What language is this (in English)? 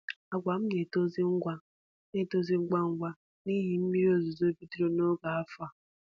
Igbo